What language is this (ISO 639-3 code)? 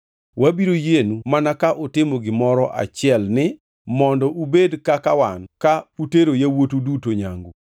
luo